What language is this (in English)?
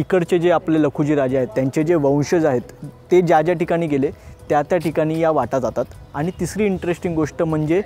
Hindi